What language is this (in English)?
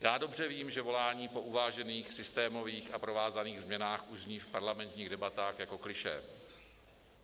Czech